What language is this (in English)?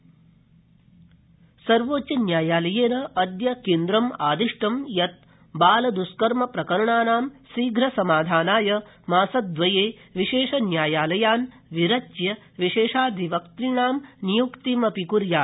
Sanskrit